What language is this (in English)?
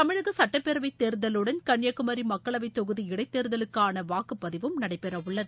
Tamil